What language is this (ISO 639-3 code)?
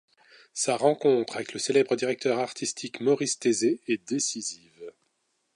fra